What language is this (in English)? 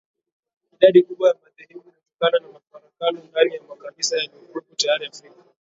Swahili